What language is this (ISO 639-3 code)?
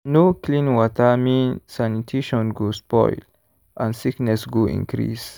pcm